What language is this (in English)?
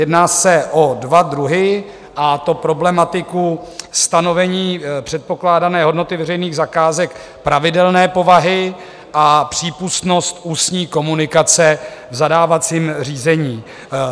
Czech